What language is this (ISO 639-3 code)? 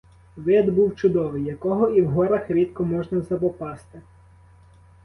ukr